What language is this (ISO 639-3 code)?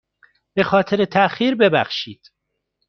fas